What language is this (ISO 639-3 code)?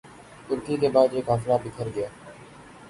urd